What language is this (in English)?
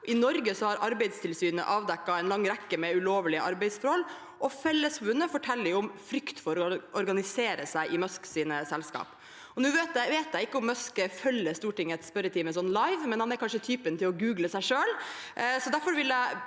Norwegian